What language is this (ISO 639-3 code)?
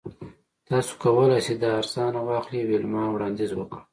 pus